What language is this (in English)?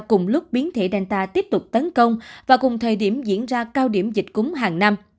Vietnamese